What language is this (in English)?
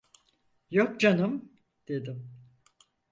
Turkish